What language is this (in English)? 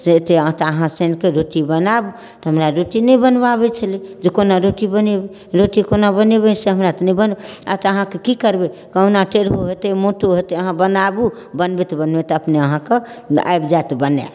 Maithili